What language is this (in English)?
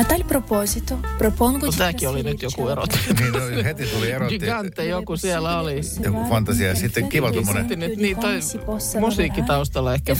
Finnish